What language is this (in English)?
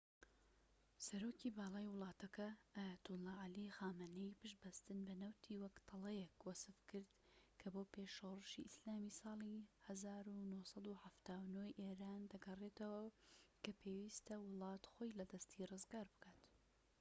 Central Kurdish